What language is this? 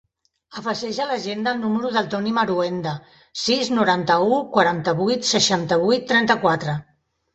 Catalan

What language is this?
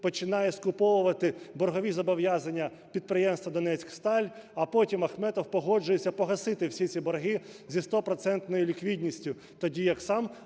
Ukrainian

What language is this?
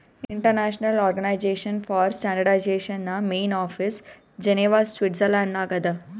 Kannada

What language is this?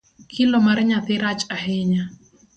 Luo (Kenya and Tanzania)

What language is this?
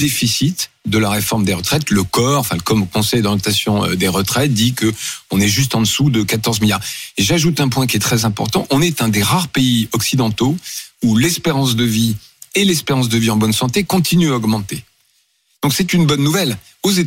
French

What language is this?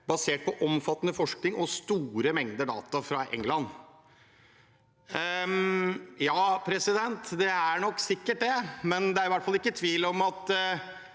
Norwegian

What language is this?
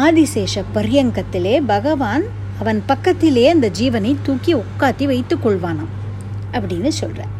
Tamil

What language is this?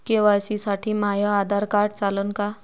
Marathi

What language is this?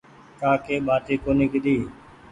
Goaria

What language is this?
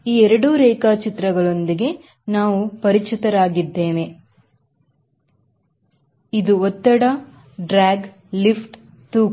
Kannada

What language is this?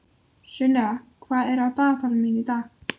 Icelandic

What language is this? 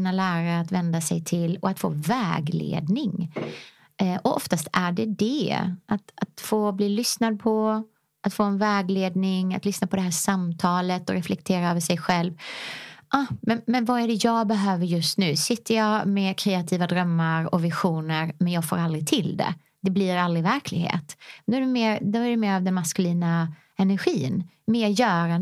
Swedish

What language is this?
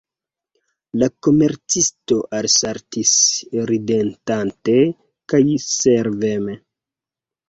Esperanto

